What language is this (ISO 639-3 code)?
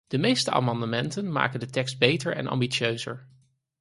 nld